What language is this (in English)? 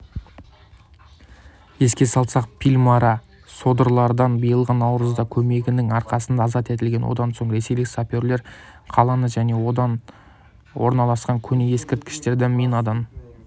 Kazakh